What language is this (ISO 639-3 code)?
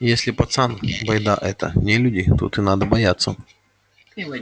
rus